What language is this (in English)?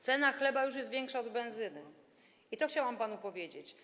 Polish